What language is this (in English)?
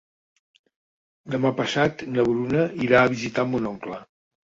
Catalan